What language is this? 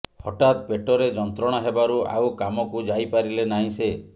Odia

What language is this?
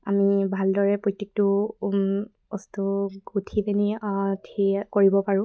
Assamese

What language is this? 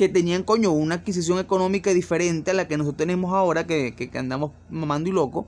Spanish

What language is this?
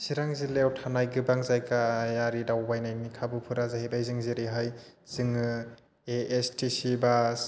Bodo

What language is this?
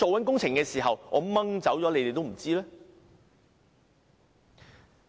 Cantonese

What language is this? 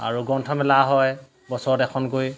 Assamese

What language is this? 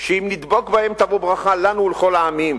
Hebrew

